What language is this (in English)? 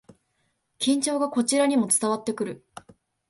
Japanese